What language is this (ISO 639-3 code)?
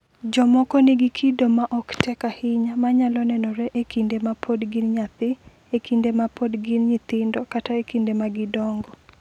luo